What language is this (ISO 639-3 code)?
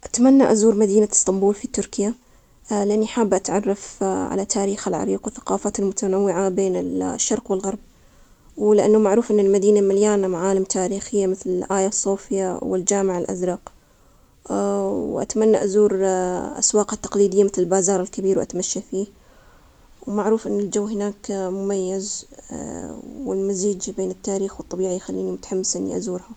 acx